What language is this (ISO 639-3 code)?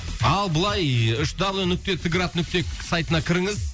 kaz